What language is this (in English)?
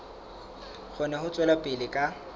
Southern Sotho